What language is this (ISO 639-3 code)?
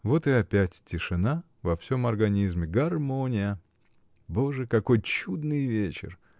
rus